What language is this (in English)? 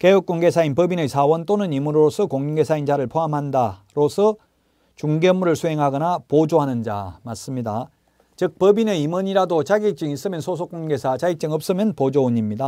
Korean